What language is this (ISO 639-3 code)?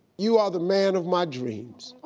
eng